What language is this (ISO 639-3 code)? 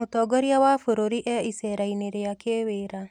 kik